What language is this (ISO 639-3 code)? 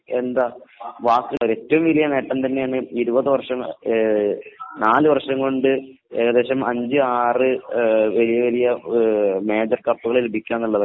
mal